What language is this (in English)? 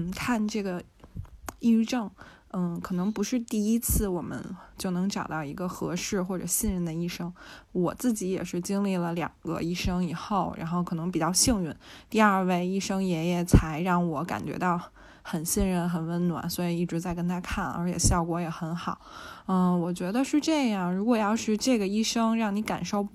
Chinese